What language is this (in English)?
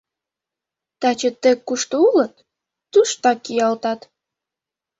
Mari